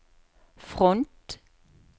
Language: Norwegian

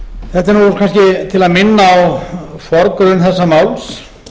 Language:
Icelandic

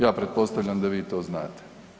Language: Croatian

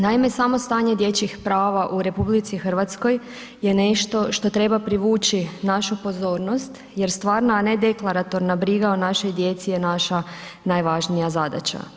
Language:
Croatian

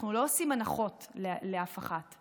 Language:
Hebrew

